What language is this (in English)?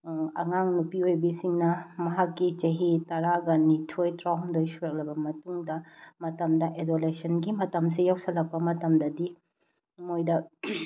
Manipuri